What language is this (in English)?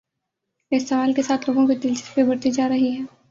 Urdu